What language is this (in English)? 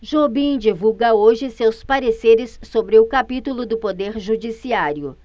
Portuguese